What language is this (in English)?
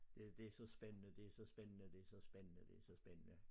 Danish